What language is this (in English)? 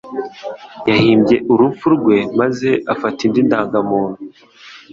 Kinyarwanda